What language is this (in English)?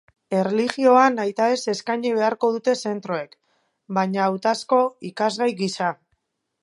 Basque